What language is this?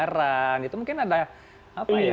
Indonesian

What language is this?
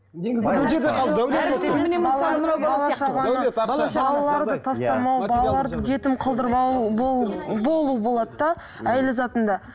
Kazakh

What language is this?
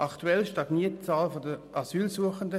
Swiss German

